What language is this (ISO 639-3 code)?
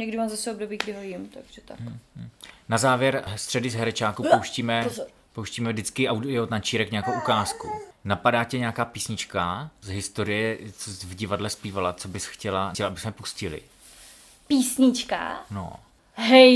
ces